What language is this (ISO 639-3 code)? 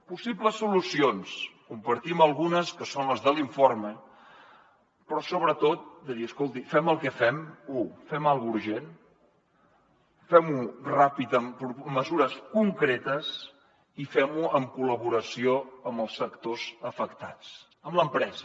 cat